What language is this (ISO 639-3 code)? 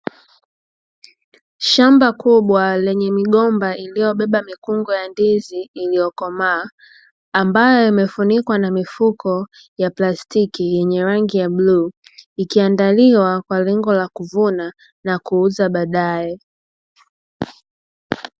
swa